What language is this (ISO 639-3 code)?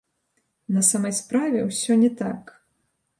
bel